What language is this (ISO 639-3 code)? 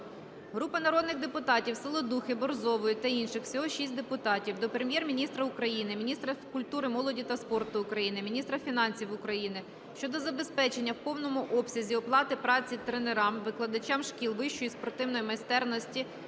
ukr